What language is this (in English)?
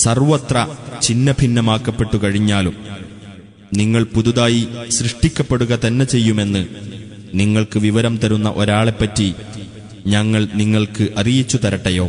Malayalam